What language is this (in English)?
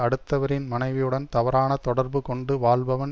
Tamil